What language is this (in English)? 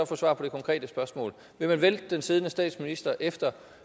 Danish